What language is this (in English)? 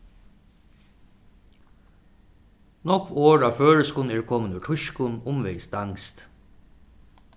Faroese